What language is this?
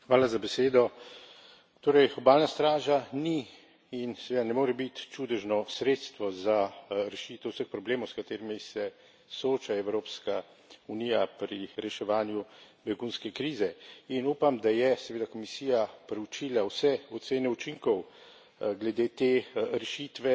Slovenian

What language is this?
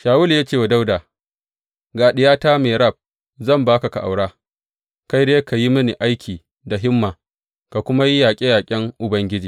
Hausa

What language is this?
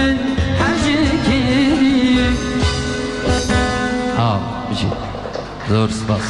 Turkish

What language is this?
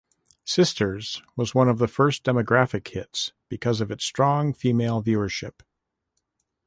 English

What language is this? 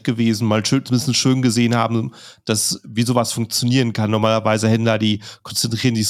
German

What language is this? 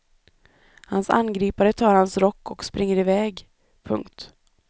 Swedish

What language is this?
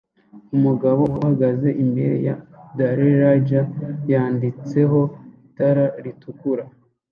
Kinyarwanda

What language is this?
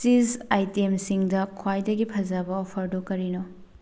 Manipuri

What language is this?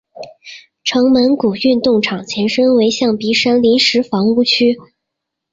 Chinese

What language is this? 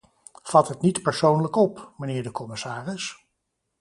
Dutch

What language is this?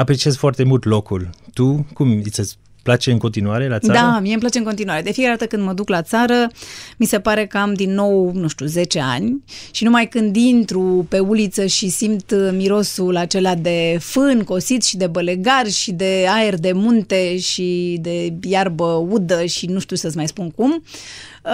Romanian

